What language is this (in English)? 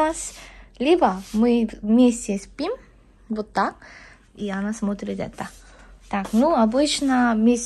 Korean